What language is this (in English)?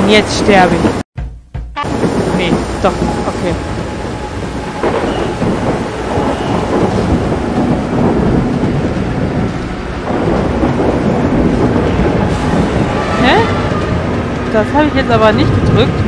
German